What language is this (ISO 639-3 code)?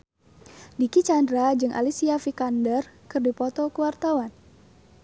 sun